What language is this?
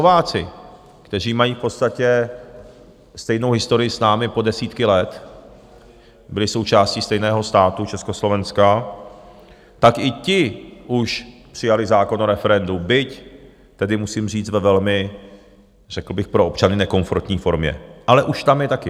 Czech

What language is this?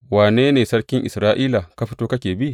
Hausa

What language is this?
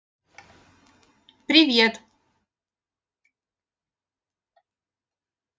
Russian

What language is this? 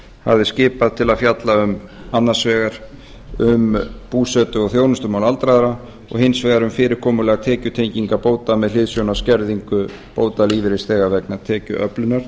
Icelandic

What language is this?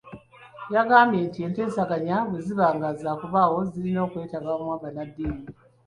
Ganda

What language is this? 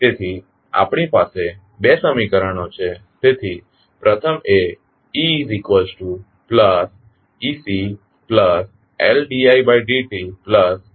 Gujarati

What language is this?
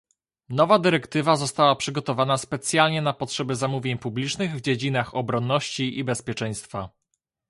Polish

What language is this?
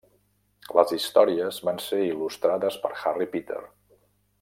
Catalan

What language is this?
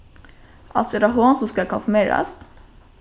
Faroese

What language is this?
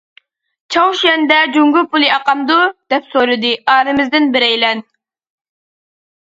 Uyghur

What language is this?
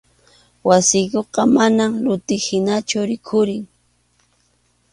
Arequipa-La Unión Quechua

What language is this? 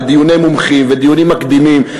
Hebrew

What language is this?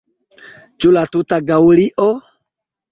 Esperanto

